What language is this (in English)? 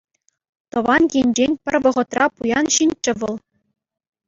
Chuvash